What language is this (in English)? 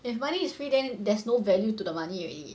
English